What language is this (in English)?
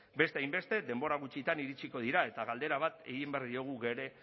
Basque